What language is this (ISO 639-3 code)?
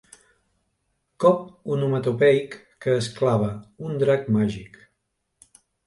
cat